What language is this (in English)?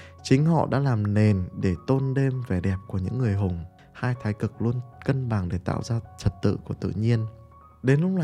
Vietnamese